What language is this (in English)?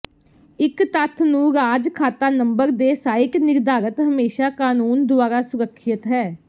Punjabi